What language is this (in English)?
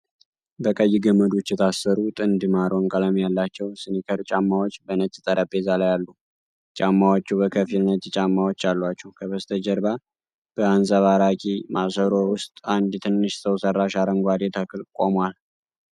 Amharic